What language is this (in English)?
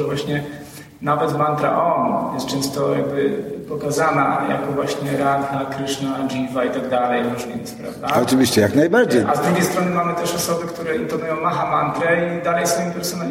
Polish